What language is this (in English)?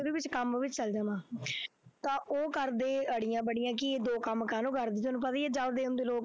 Punjabi